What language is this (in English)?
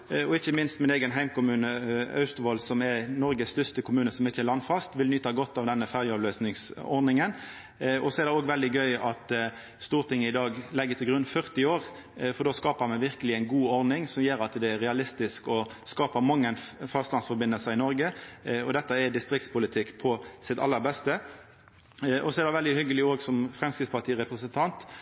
Norwegian Nynorsk